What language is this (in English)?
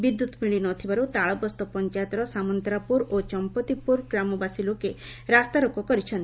Odia